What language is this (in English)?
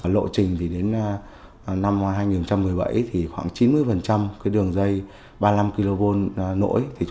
Vietnamese